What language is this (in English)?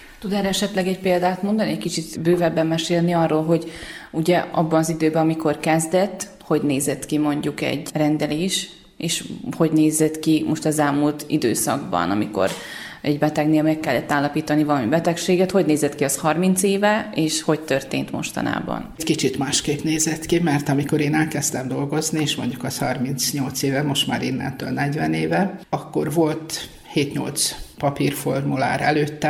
Hungarian